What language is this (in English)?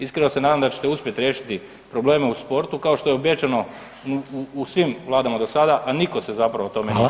Croatian